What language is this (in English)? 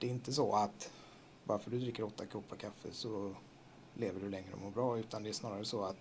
Swedish